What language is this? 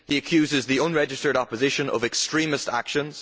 English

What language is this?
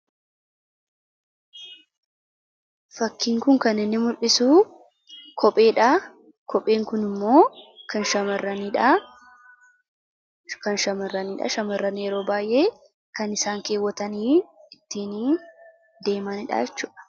Oromo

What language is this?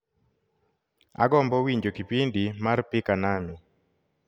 Luo (Kenya and Tanzania)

